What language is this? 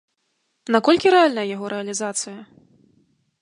Belarusian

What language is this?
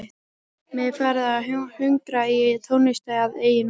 Icelandic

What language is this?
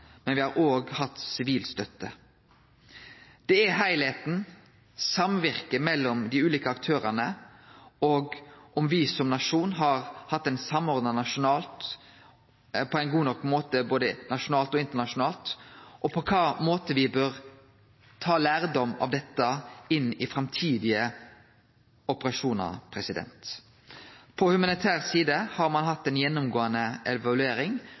Norwegian Nynorsk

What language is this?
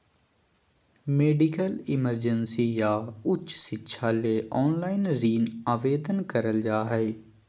Magahi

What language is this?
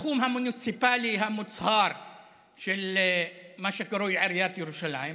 Hebrew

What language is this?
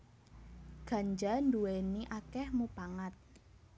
Javanese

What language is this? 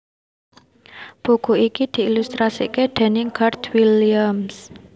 Javanese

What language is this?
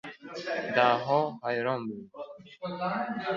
Uzbek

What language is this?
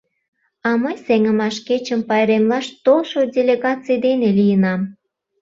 Mari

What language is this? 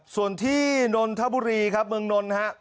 Thai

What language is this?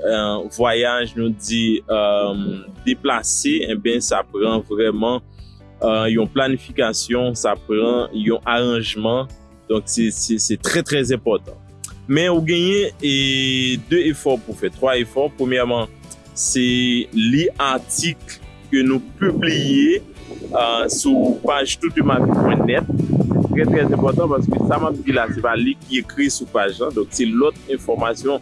French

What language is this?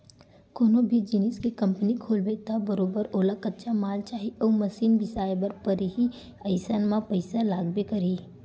Chhattisgarhi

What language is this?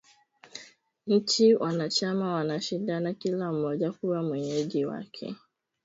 Swahili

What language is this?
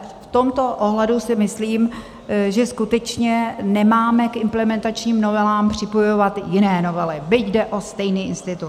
Czech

